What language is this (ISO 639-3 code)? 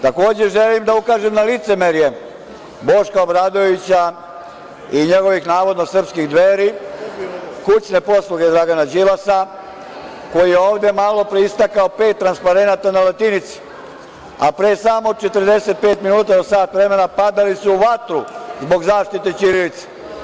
srp